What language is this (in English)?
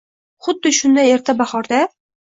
Uzbek